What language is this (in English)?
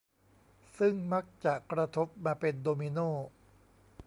Thai